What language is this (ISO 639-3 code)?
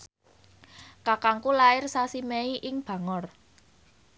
jav